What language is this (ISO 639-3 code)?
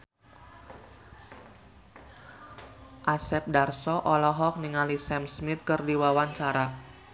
sun